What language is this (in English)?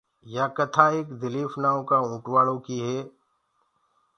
Gurgula